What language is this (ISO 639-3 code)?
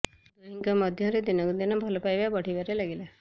ori